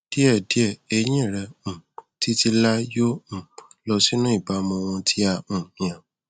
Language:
Yoruba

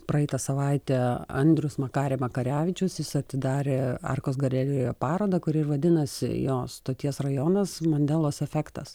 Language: Lithuanian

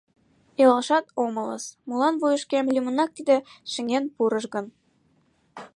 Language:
Mari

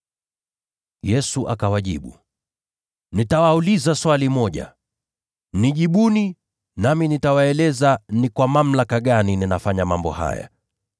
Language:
Swahili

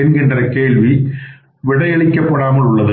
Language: Tamil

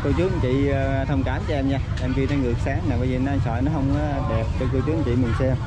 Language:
Vietnamese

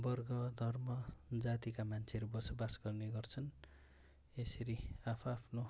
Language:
Nepali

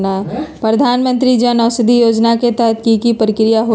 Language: Magahi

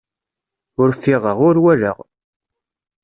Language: Kabyle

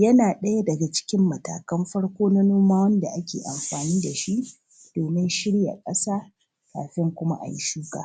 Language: Hausa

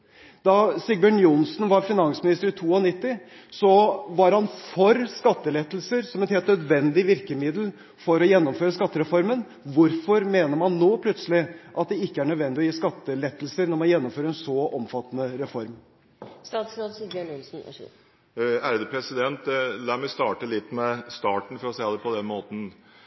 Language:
Norwegian Bokmål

